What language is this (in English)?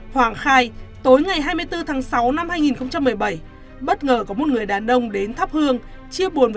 Vietnamese